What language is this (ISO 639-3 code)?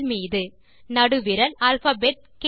tam